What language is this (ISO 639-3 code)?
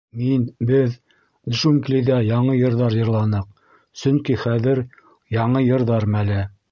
bak